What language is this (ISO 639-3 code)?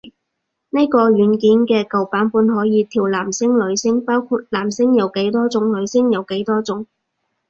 yue